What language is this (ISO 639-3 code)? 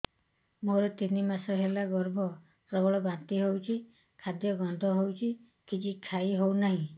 ori